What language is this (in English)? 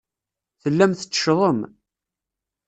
Kabyle